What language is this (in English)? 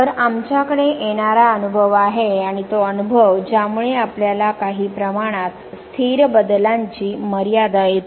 Marathi